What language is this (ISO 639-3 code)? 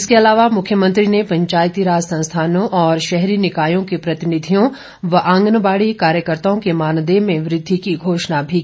hin